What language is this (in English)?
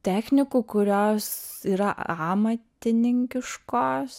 Lithuanian